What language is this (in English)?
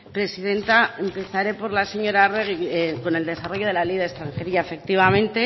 Spanish